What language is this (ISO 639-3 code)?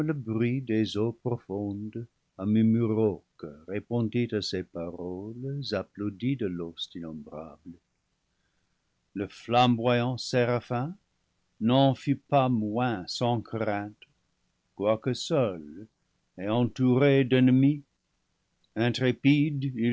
fra